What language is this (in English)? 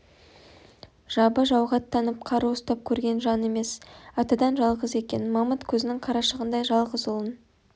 Kazakh